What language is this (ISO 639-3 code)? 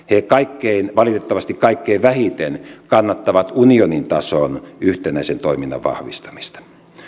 fin